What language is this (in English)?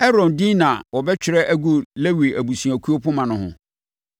Akan